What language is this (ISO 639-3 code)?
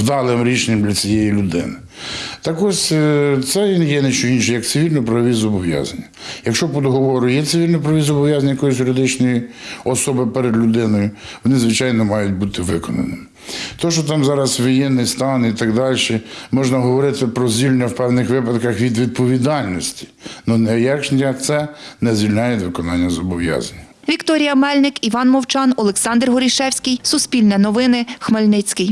ukr